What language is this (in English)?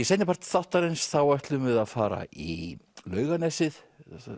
Icelandic